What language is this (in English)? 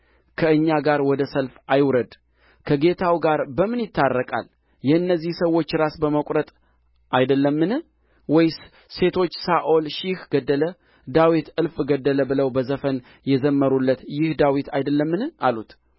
Amharic